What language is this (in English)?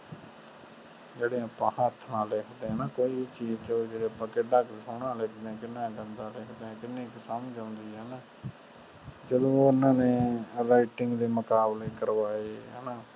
Punjabi